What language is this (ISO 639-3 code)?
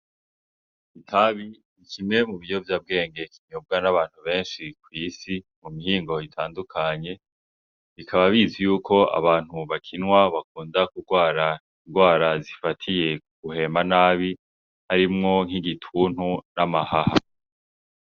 run